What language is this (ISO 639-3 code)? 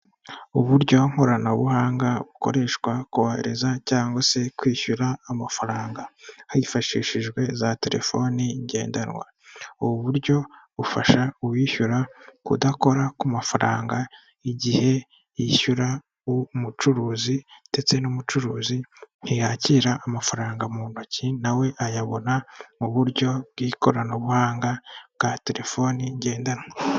kin